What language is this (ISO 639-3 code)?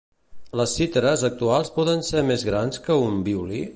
cat